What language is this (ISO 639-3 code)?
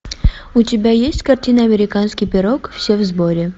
rus